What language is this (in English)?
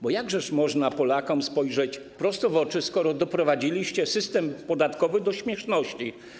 Polish